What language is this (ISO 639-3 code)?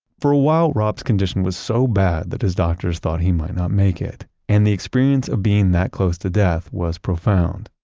eng